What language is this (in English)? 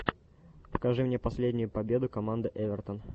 Russian